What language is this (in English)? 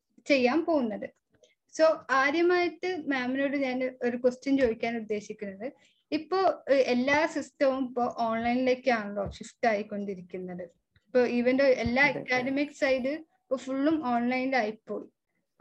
Malayalam